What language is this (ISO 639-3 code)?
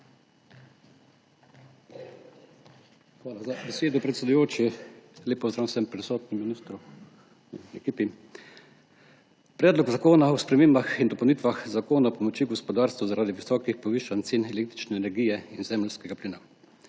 slv